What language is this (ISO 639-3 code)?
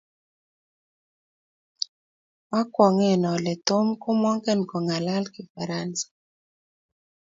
kln